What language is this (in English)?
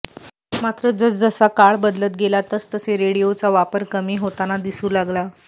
Marathi